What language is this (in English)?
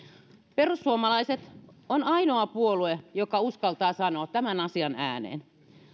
Finnish